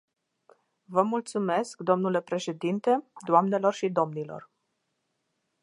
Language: Romanian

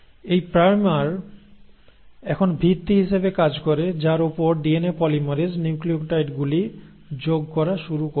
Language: Bangla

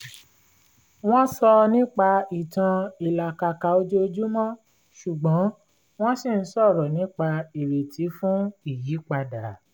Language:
Yoruba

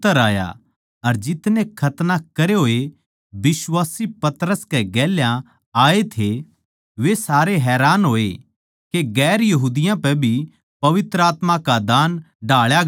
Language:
Haryanvi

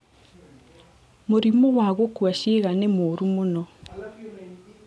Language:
Kikuyu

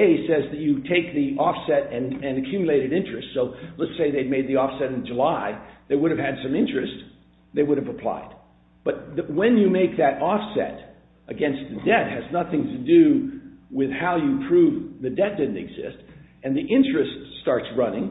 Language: English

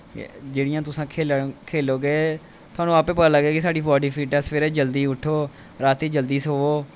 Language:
Dogri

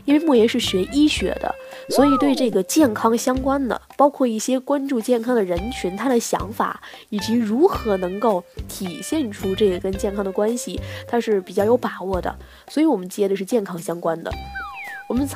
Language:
Chinese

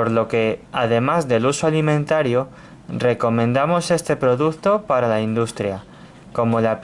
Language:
Spanish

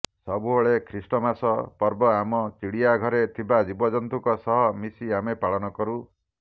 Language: Odia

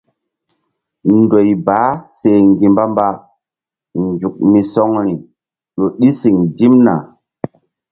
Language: Mbum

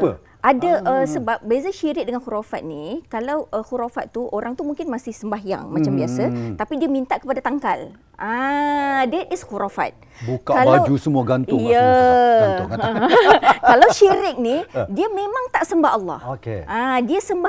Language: Malay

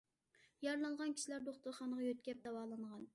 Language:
Uyghur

